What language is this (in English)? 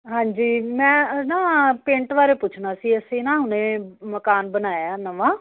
Punjabi